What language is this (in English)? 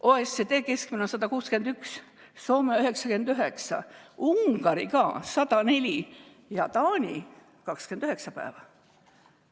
Estonian